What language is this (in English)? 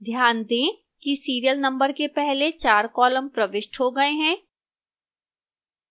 Hindi